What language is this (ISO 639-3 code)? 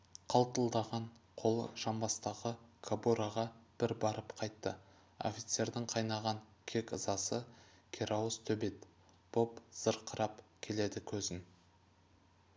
kaz